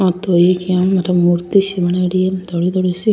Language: Rajasthani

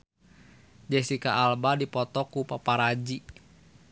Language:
Sundanese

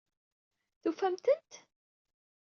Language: Kabyle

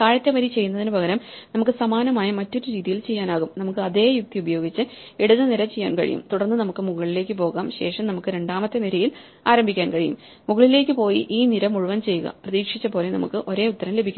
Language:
Malayalam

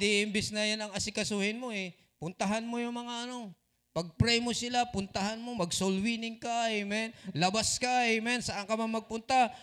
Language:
Filipino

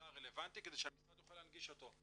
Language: Hebrew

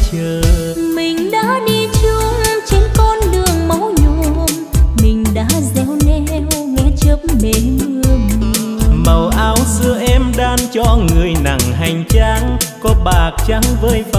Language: Vietnamese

